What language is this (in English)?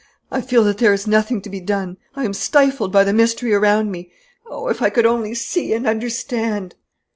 English